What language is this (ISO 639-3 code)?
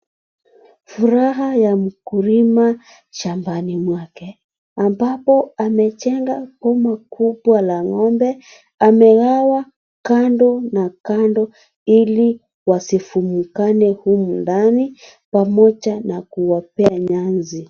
swa